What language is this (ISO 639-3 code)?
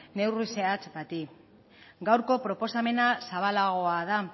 eus